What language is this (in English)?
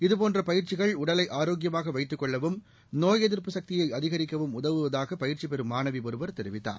Tamil